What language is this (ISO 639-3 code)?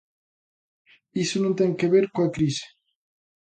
glg